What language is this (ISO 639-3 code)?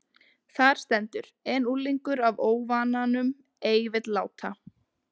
isl